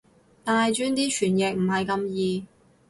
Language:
Cantonese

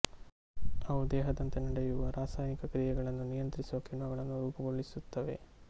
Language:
Kannada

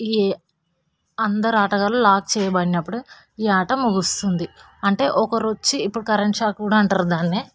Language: Telugu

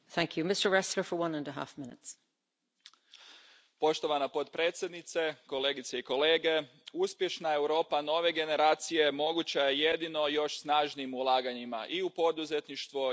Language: Croatian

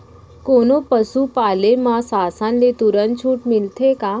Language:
Chhattisgarhi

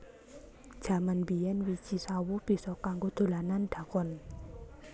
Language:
Javanese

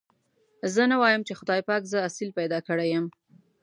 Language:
Pashto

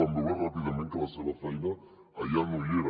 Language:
Catalan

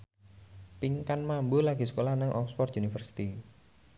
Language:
Javanese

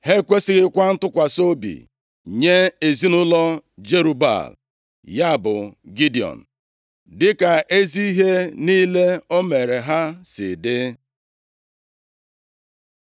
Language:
Igbo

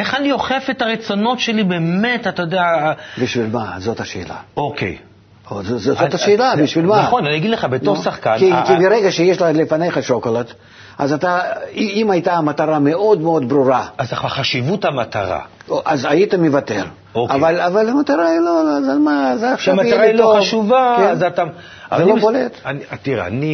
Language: Hebrew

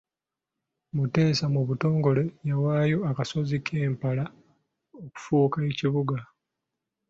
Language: Ganda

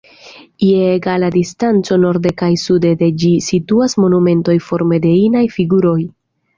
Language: Esperanto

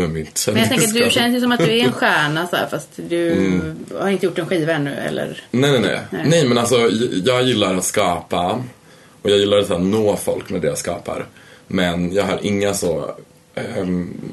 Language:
Swedish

